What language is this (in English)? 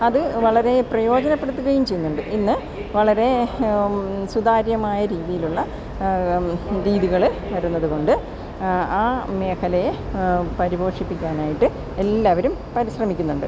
Malayalam